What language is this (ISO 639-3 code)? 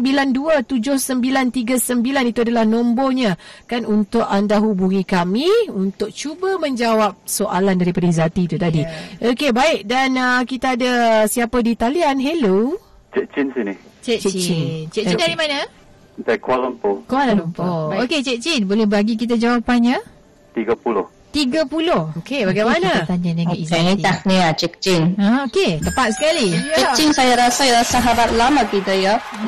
msa